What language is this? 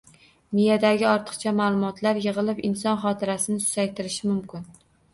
Uzbek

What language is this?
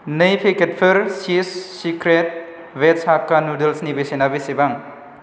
Bodo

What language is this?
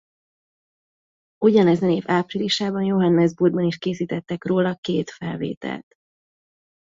Hungarian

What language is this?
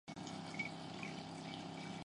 Chinese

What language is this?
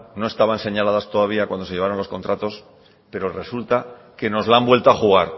Spanish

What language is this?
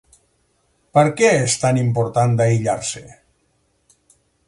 Catalan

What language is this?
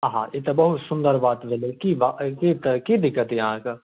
Maithili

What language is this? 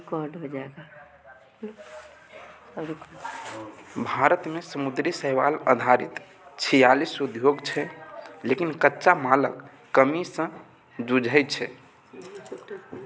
Maithili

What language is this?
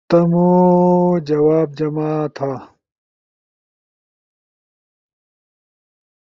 Ushojo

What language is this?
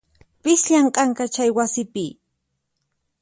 Puno Quechua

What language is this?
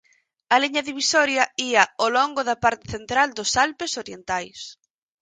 Galician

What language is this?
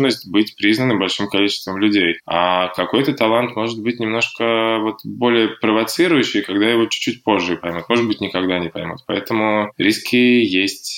Russian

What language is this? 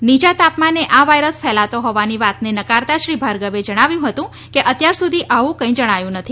Gujarati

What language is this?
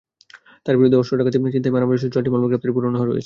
Bangla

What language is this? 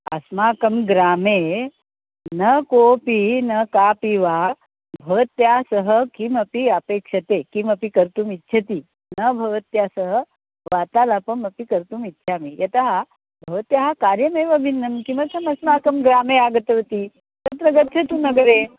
Sanskrit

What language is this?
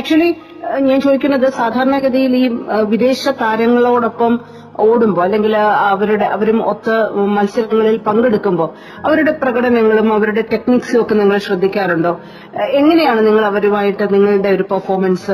Malayalam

